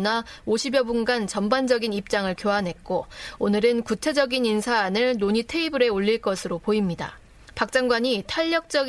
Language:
Korean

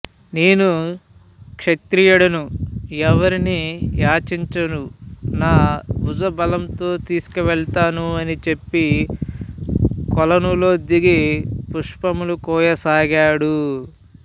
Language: Telugu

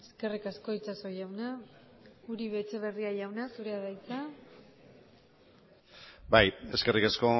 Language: Basque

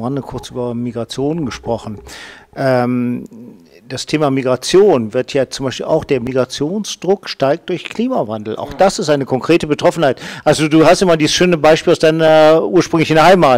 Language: German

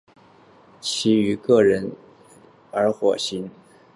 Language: Chinese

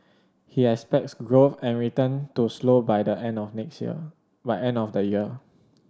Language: English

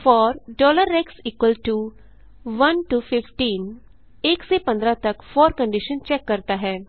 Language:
Hindi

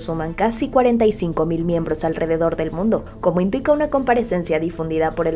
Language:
Spanish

